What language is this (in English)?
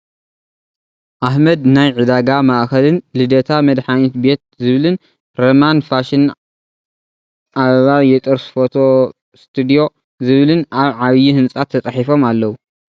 Tigrinya